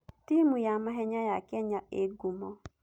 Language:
Kikuyu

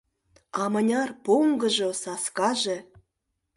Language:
Mari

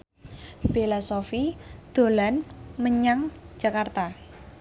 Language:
Javanese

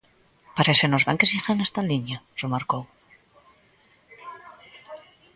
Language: Galician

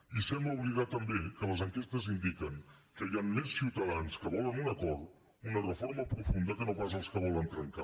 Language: Catalan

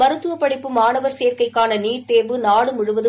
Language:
Tamil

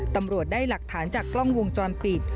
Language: Thai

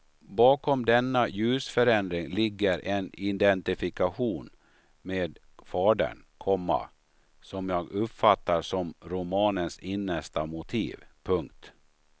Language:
Swedish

